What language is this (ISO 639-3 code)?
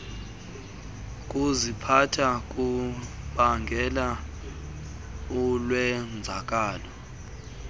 xho